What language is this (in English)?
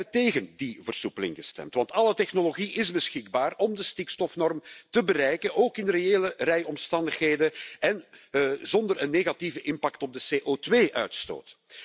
Dutch